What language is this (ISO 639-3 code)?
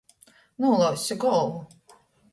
ltg